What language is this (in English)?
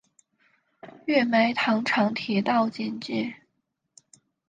Chinese